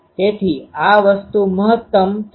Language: Gujarati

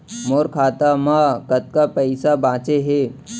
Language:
Chhattisgarhi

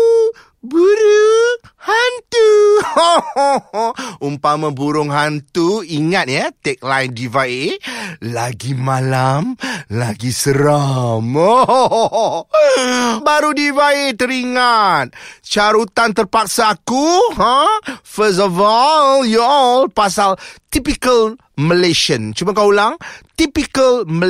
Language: Malay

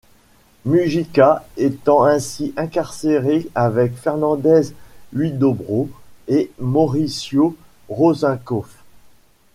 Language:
French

